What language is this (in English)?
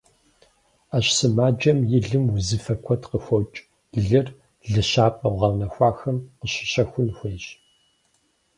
Kabardian